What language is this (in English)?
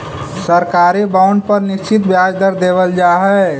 Magahi